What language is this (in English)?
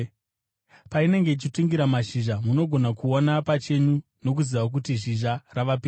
Shona